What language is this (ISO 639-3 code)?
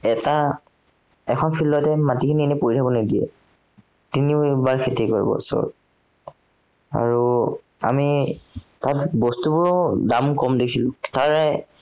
asm